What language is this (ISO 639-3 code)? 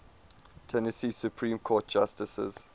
eng